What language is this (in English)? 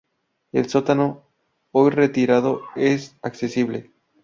Spanish